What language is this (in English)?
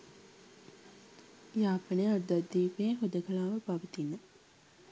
Sinhala